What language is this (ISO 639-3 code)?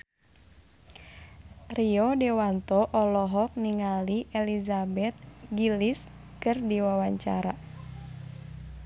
sun